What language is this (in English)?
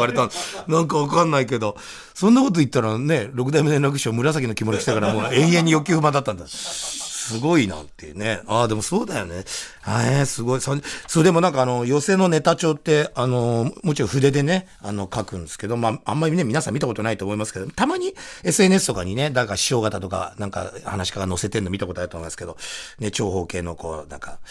Japanese